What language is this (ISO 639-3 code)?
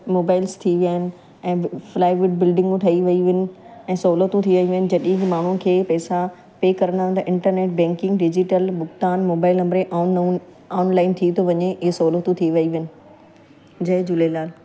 snd